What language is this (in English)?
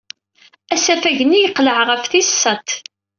Kabyle